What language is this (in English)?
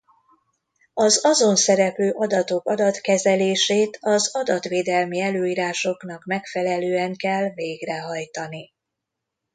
Hungarian